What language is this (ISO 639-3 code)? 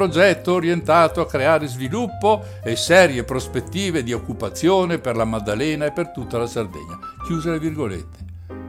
ita